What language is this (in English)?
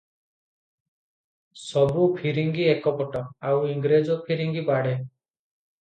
Odia